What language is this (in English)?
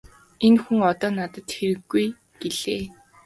Mongolian